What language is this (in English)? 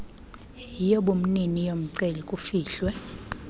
Xhosa